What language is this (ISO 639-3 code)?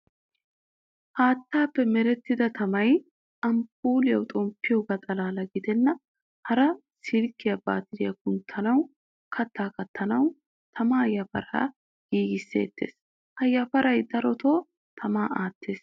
wal